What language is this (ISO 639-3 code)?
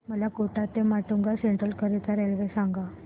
mar